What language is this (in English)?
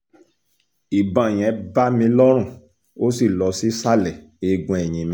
Yoruba